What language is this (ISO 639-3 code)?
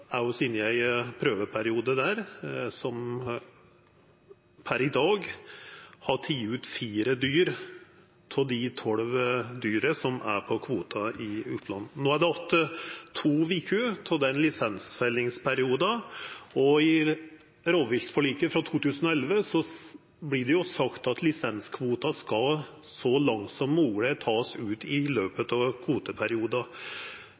nno